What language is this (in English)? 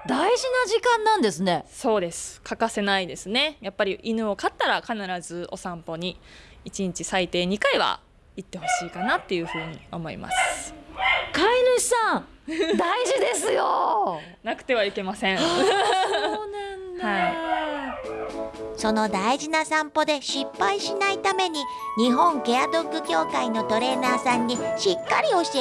Japanese